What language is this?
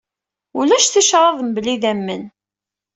Kabyle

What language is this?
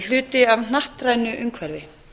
Icelandic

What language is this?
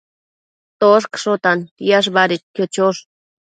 Matsés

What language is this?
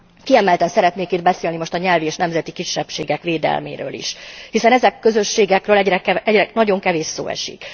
Hungarian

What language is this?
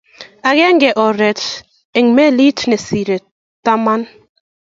Kalenjin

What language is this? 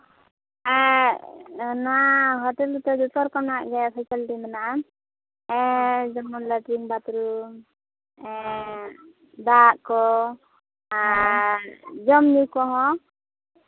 Santali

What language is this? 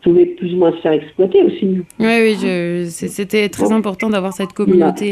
French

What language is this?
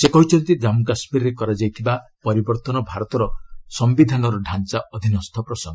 Odia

